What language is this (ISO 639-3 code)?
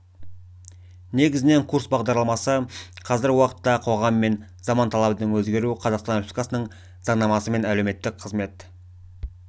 kaz